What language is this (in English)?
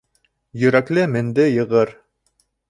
Bashkir